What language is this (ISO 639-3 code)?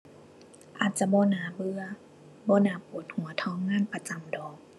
tha